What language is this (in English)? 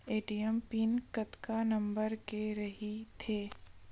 Chhattisgarhi